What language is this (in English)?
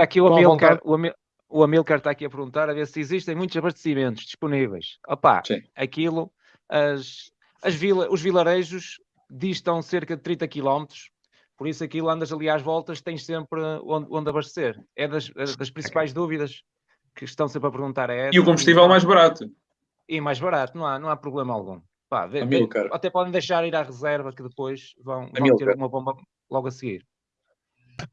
Portuguese